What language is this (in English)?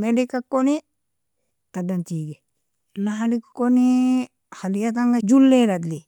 Nobiin